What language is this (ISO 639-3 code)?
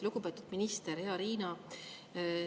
est